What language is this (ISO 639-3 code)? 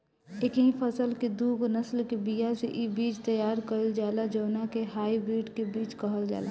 bho